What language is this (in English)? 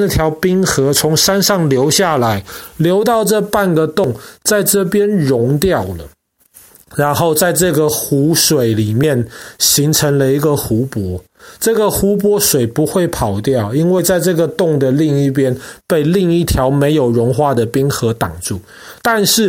Chinese